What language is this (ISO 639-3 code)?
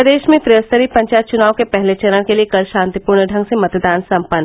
hin